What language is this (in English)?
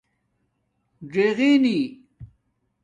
Domaaki